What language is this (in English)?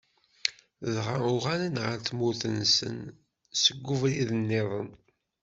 Kabyle